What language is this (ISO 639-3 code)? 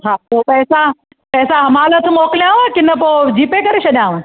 snd